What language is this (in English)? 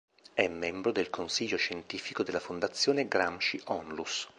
Italian